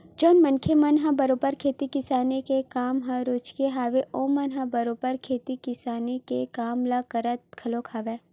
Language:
Chhattisgarhi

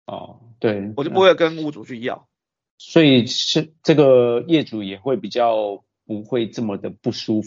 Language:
Chinese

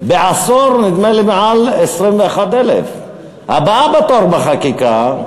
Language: Hebrew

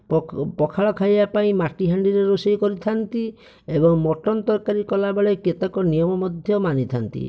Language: Odia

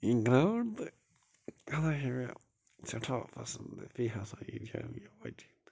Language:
Kashmiri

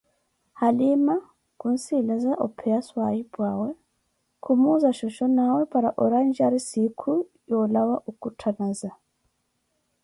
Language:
Koti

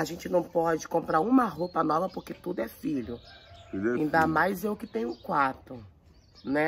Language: Portuguese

